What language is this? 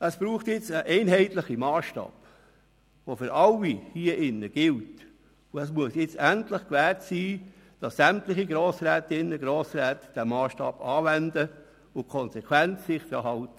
Swiss German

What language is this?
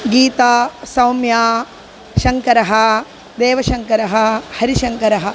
Sanskrit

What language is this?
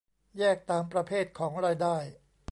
Thai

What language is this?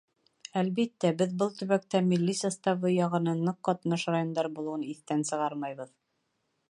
Bashkir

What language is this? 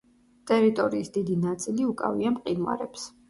Georgian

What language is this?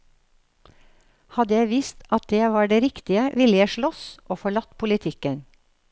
Norwegian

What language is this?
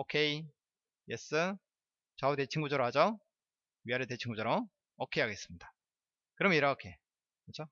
Korean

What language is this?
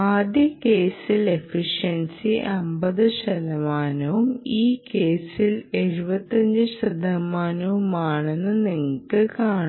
Malayalam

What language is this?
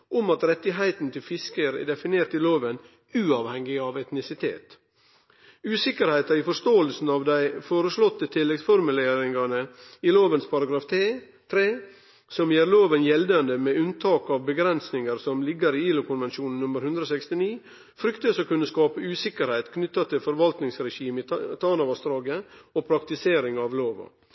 Norwegian Nynorsk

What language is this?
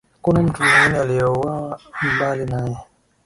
Swahili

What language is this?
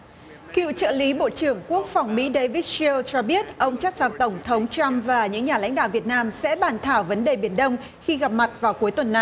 Vietnamese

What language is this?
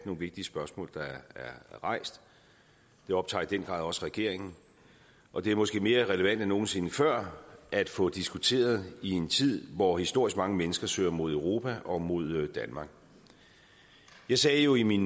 Danish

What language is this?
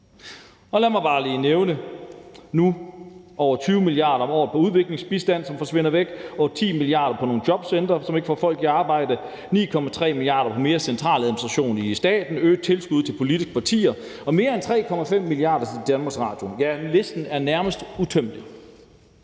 Danish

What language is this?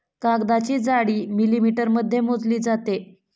Marathi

